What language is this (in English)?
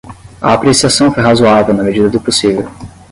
Portuguese